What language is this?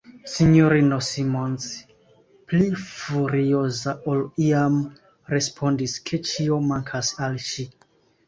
Esperanto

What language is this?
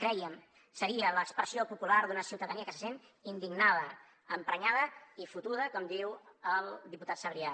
Catalan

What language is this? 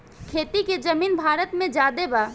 Bhojpuri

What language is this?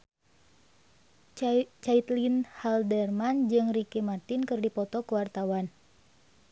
Sundanese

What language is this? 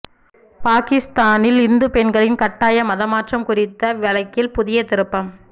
Tamil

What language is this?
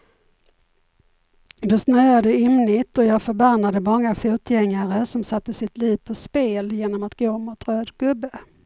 Swedish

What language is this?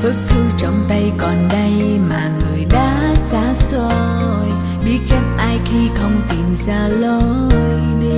Vietnamese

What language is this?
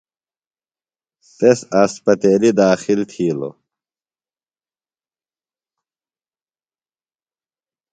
Phalura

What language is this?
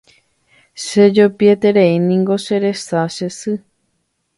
Guarani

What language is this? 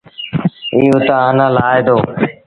Sindhi Bhil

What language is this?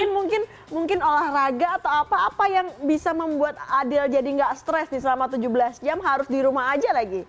Indonesian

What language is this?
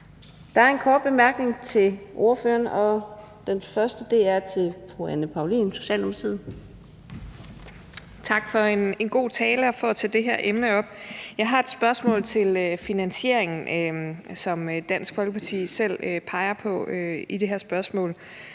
Danish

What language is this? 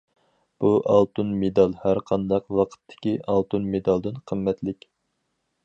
Uyghur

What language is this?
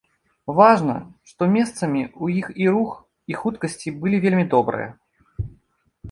Belarusian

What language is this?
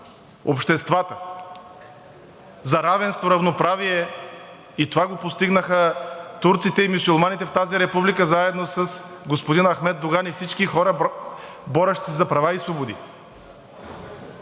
Bulgarian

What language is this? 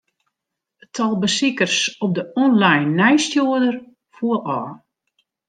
Western Frisian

